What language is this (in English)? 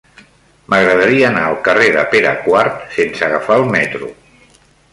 Catalan